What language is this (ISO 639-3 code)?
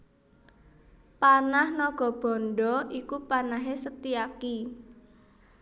jav